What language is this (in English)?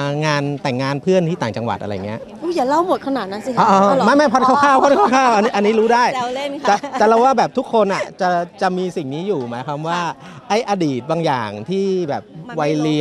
Thai